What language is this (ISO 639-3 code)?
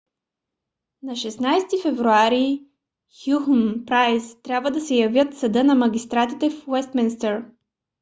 bul